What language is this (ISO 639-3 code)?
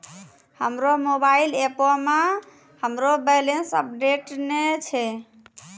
mai